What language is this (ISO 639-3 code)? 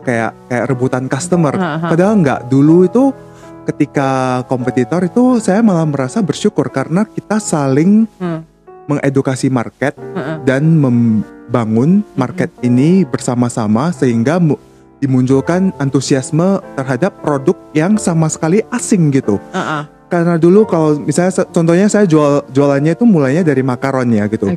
ind